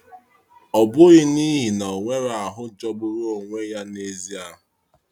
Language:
Igbo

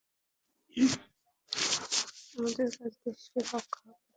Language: Bangla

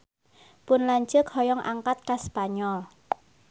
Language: Sundanese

